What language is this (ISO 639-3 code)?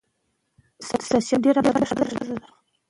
pus